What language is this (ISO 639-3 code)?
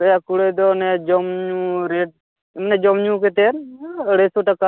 sat